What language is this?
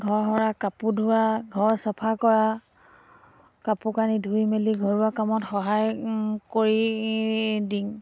Assamese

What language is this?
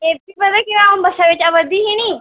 Dogri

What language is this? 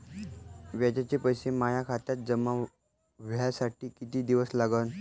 Marathi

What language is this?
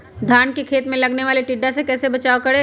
Magahi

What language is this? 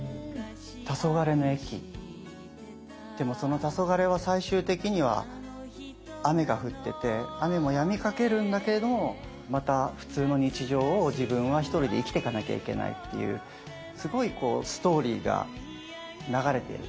Japanese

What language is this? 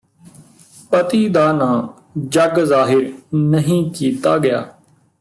Punjabi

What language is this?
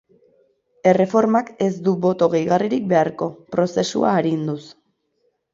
Basque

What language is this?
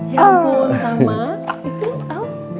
Indonesian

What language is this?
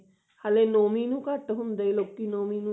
Punjabi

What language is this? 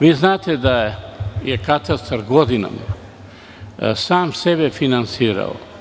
Serbian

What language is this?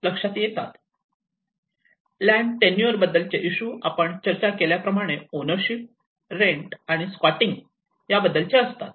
Marathi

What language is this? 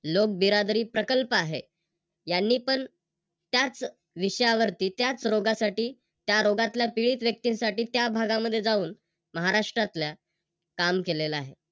Marathi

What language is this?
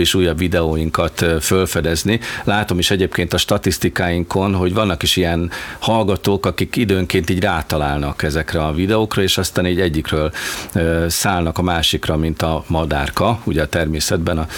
Hungarian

